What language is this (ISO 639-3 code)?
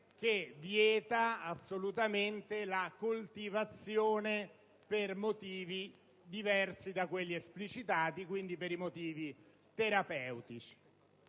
ita